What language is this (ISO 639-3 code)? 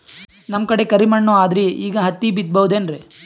kan